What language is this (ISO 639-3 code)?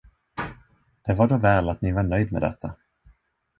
swe